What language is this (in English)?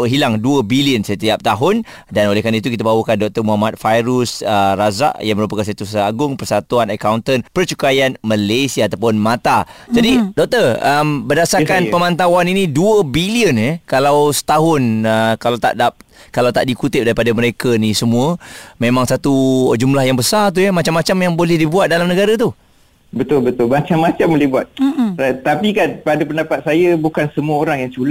Malay